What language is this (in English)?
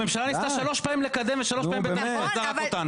Hebrew